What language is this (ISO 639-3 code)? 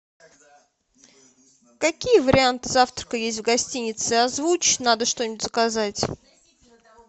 rus